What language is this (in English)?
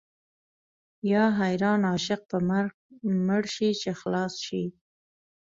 Pashto